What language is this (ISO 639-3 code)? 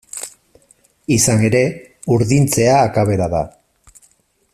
eus